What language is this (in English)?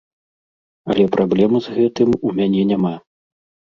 Belarusian